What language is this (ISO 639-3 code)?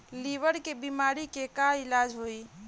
bho